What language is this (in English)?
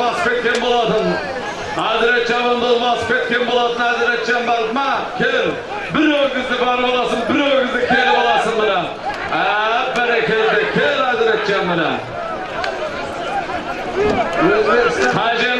Turkish